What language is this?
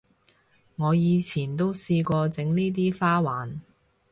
Cantonese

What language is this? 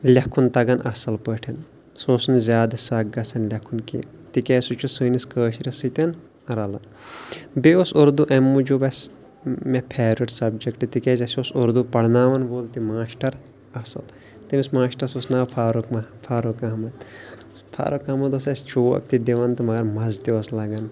Kashmiri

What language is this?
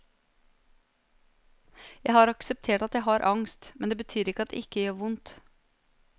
Norwegian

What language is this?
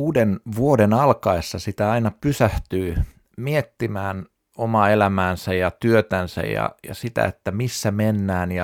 Finnish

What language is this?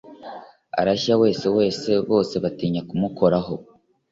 Kinyarwanda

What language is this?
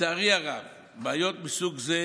Hebrew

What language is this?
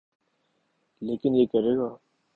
Urdu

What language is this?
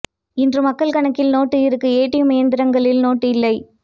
Tamil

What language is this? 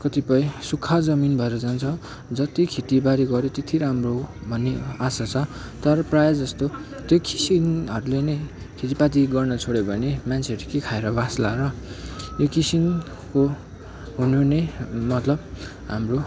Nepali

